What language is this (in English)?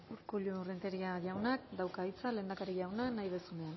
Basque